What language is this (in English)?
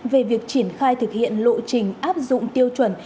Vietnamese